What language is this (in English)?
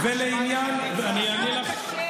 Hebrew